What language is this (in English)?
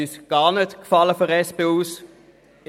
Swiss German